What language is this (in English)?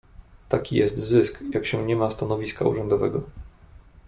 Polish